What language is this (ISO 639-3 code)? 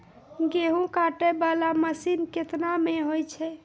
mai